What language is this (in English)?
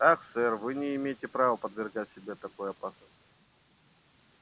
Russian